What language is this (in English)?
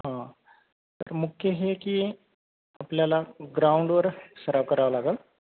Marathi